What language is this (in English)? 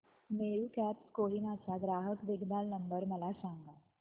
Marathi